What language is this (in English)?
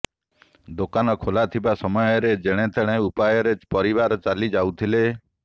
Odia